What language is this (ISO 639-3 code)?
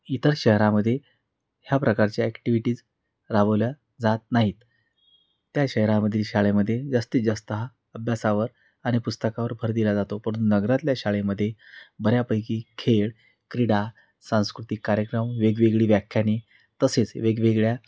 mar